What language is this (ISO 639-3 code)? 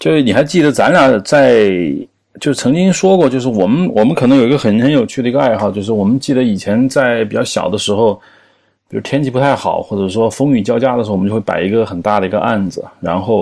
zho